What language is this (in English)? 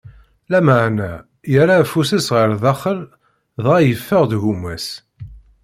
Kabyle